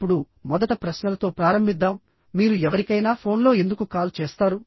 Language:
Telugu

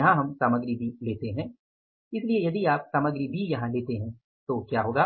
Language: Hindi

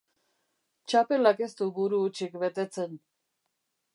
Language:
Basque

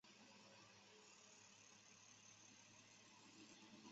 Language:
Chinese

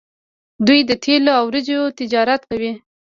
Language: Pashto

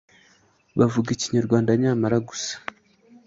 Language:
Kinyarwanda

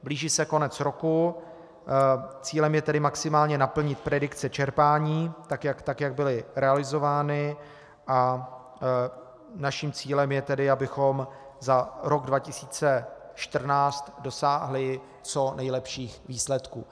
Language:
Czech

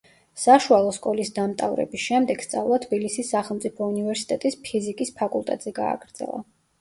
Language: Georgian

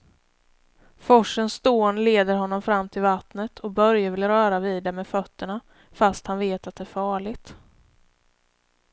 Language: Swedish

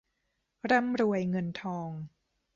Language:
Thai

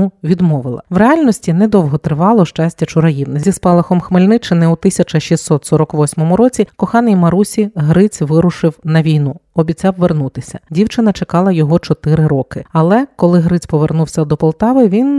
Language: Ukrainian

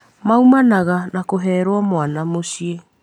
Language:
Kikuyu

